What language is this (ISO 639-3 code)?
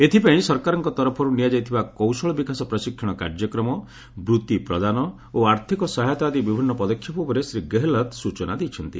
ori